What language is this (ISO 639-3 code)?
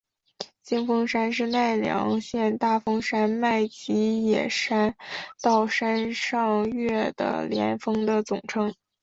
zho